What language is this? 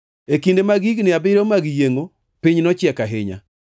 Luo (Kenya and Tanzania)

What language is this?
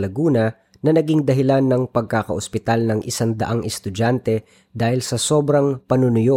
Filipino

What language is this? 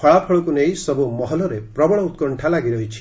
Odia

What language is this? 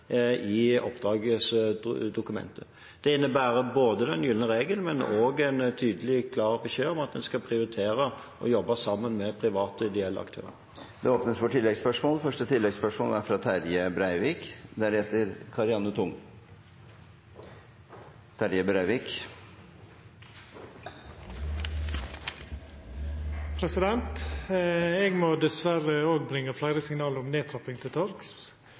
Norwegian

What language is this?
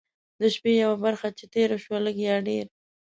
Pashto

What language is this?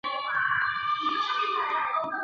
Chinese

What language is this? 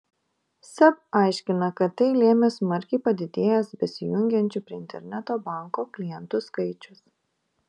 Lithuanian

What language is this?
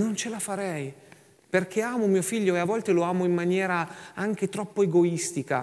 Italian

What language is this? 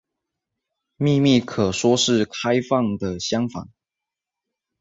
Chinese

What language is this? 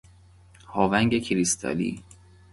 Persian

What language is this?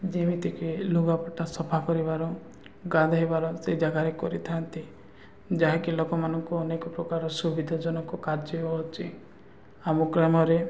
Odia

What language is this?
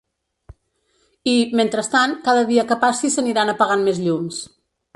Catalan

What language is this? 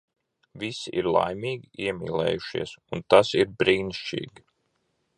Latvian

